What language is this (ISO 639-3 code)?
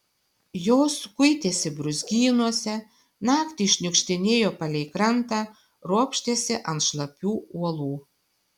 lit